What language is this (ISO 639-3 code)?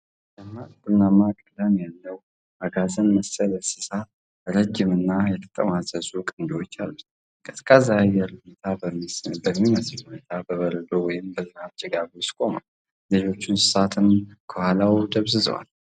amh